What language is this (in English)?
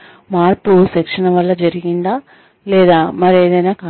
Telugu